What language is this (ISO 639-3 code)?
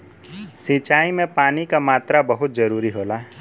bho